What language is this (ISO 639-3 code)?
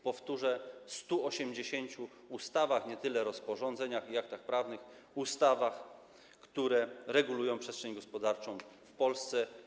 pol